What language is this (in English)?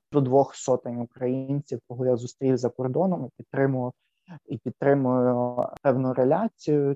Ukrainian